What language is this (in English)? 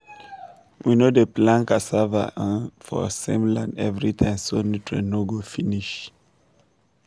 Nigerian Pidgin